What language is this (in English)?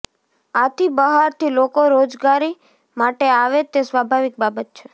Gujarati